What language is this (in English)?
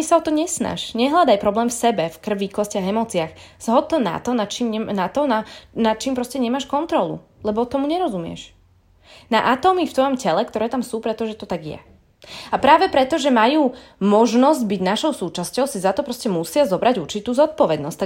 Slovak